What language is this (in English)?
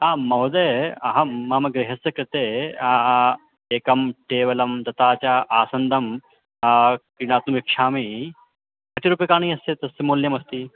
Sanskrit